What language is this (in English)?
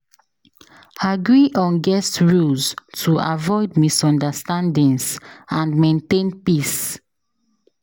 Nigerian Pidgin